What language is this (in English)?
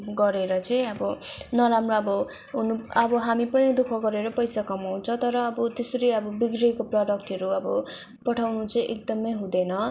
Nepali